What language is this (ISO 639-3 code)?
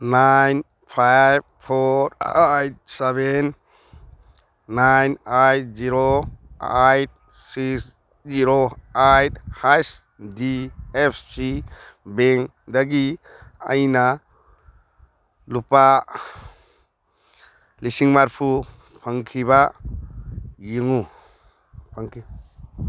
mni